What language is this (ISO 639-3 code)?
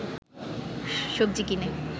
ben